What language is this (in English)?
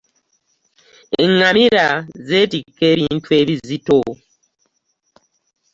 Ganda